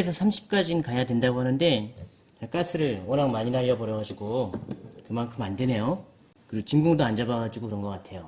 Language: Korean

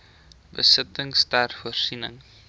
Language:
Afrikaans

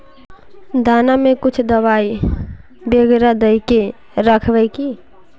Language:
Magahi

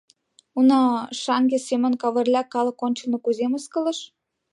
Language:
Mari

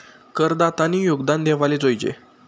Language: Marathi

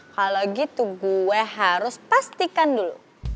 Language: Indonesian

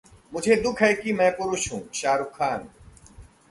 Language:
Hindi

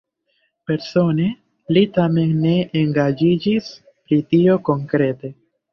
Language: Esperanto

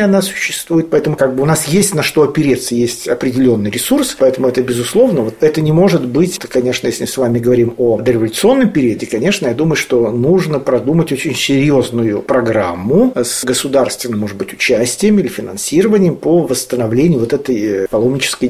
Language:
Russian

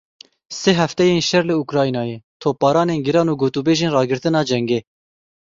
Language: Kurdish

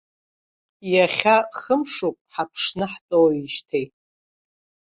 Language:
Abkhazian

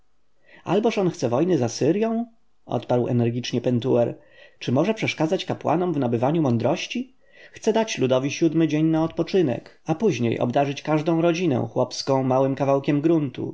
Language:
Polish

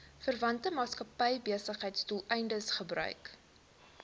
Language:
Afrikaans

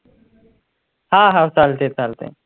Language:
Marathi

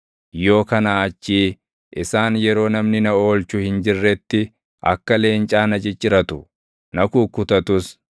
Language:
Oromo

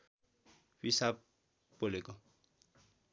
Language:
Nepali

